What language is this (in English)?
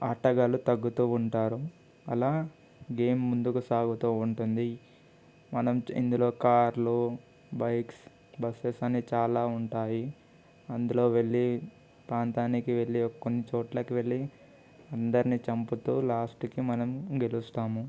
Telugu